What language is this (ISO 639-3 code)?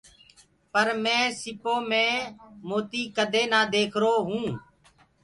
ggg